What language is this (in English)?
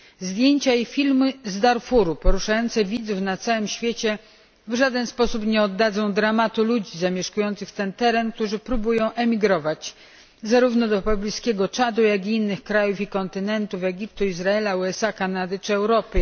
Polish